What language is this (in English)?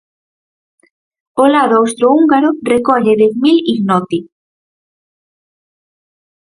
Galician